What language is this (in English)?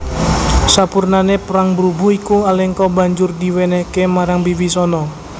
Javanese